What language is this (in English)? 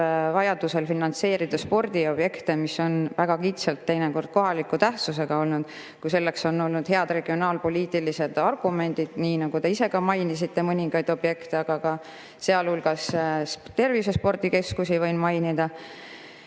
Estonian